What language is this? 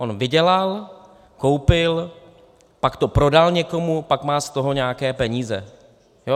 Czech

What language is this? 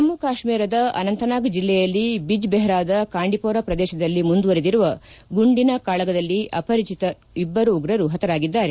Kannada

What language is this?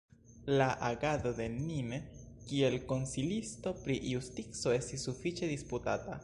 Esperanto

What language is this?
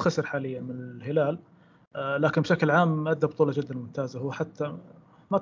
Arabic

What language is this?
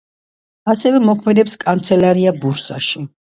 Georgian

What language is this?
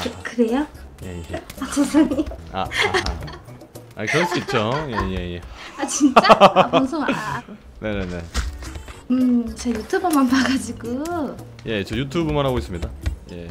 Korean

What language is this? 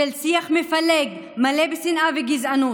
Hebrew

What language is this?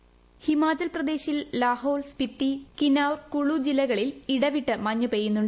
Malayalam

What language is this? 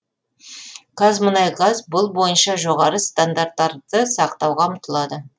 Kazakh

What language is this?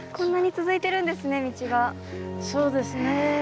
Japanese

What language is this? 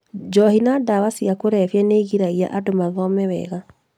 Kikuyu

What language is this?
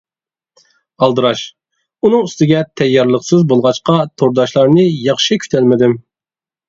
Uyghur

